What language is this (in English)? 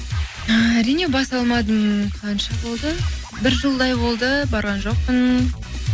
Kazakh